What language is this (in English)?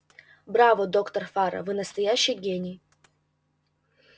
Russian